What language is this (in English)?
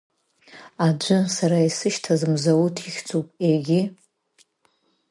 Abkhazian